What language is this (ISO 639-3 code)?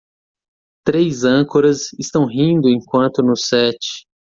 por